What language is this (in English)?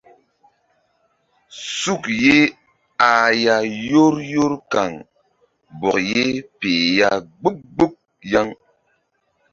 Mbum